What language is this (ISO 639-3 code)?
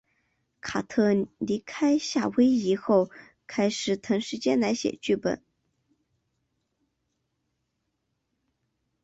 zho